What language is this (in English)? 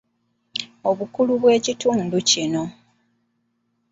Ganda